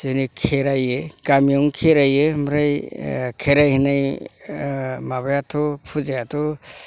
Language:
Bodo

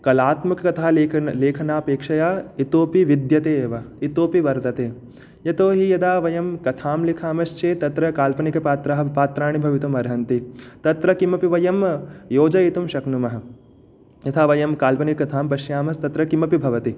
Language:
Sanskrit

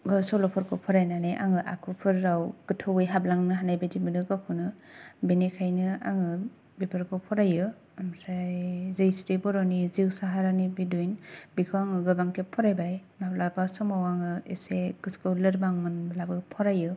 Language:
Bodo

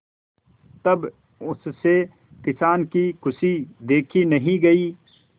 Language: Hindi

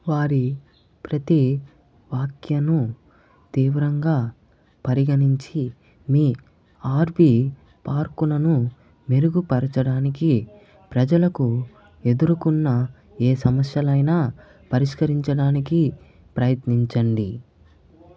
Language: Telugu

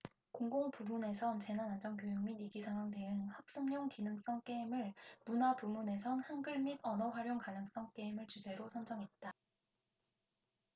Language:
Korean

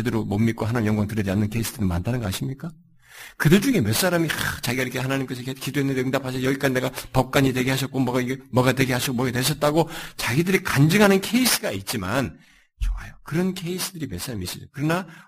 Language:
Korean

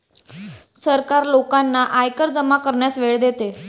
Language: Marathi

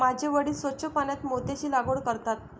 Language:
Marathi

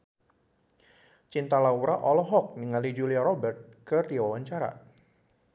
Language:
Sundanese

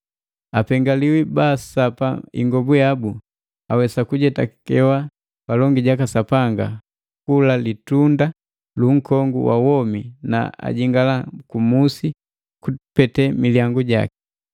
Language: Matengo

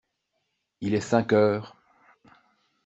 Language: French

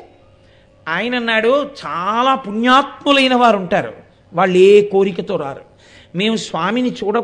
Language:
Telugu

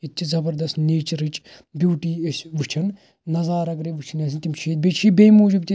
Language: Kashmiri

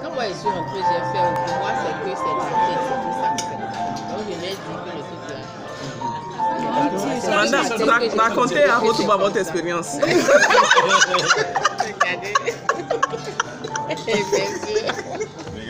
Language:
French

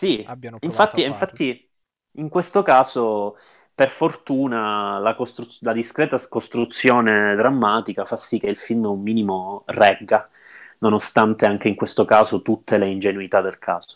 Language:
Italian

